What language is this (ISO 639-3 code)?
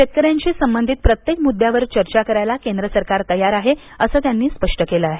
mar